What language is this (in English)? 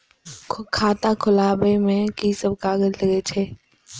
Maithili